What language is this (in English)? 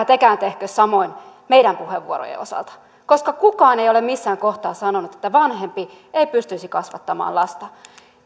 Finnish